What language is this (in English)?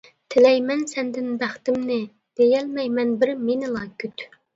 Uyghur